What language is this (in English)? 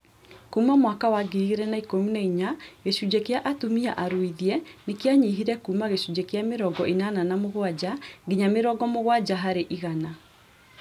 Kikuyu